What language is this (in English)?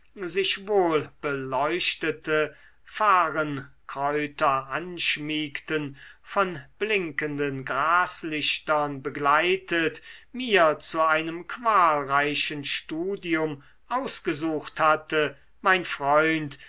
German